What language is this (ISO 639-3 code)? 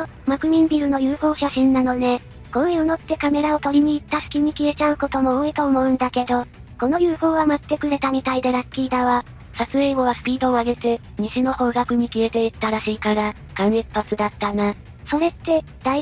jpn